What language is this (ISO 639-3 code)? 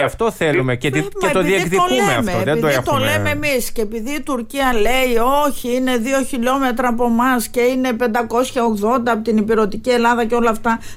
ell